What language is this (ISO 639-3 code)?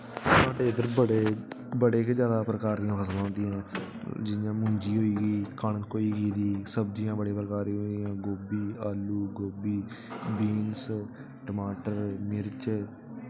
doi